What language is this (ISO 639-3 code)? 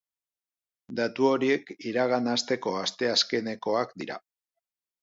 eus